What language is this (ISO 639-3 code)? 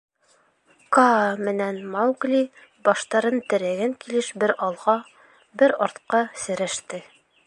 bak